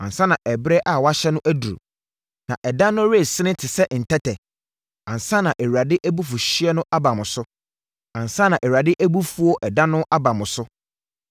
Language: Akan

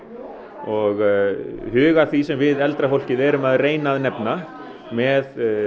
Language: Icelandic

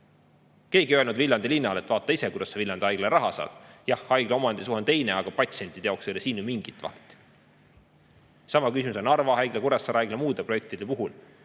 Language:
Estonian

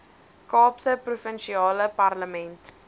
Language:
Afrikaans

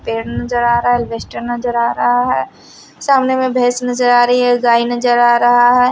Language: Hindi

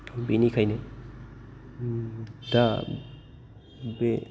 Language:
Bodo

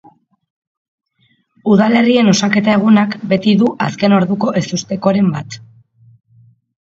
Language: Basque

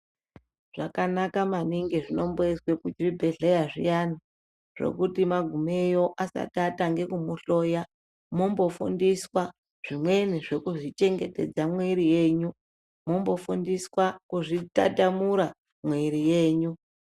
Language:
Ndau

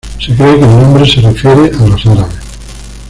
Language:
Spanish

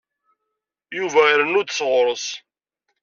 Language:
Kabyle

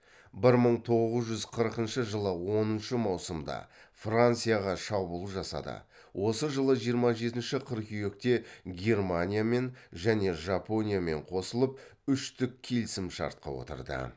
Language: Kazakh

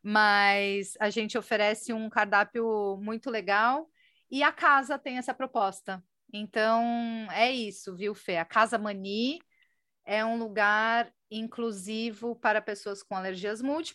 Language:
Portuguese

